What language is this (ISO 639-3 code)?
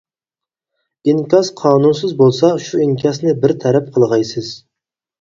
uig